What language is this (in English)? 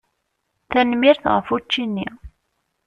Kabyle